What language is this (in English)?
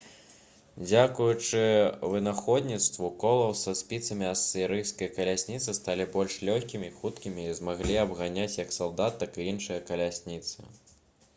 Belarusian